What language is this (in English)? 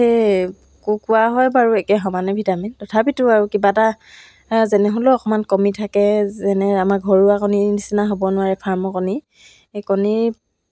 Assamese